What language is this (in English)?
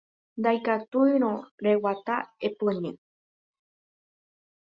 Guarani